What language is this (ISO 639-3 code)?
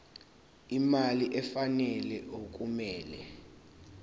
zul